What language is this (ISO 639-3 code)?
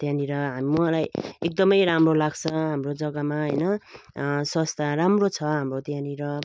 nep